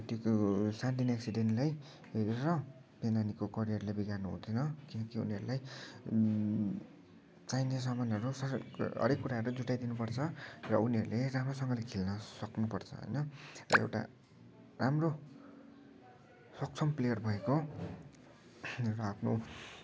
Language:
Nepali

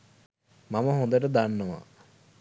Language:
Sinhala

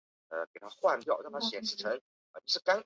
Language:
Chinese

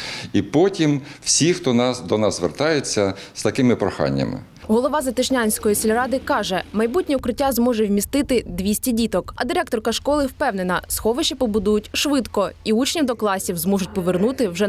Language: Ukrainian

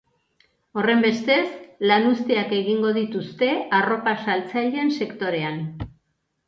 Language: Basque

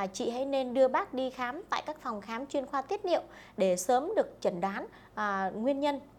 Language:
Vietnamese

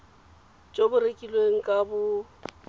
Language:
Tswana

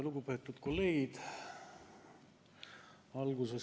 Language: Estonian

